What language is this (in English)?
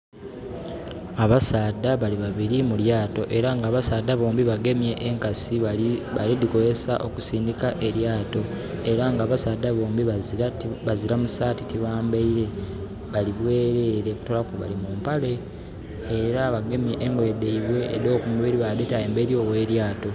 Soga